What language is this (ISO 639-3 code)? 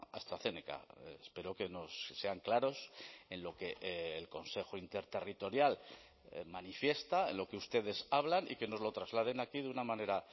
spa